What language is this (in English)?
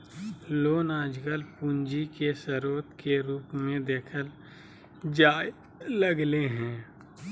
Magahi